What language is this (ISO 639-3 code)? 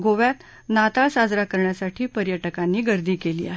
mar